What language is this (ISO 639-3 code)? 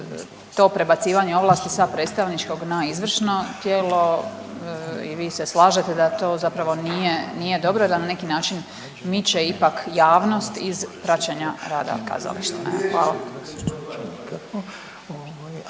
hrv